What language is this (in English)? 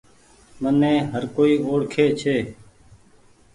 Goaria